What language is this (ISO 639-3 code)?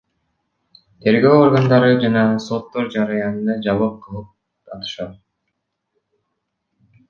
kir